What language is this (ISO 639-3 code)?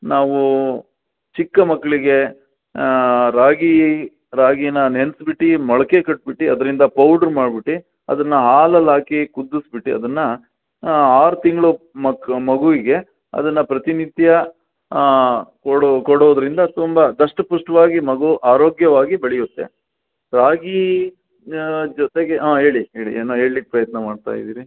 kan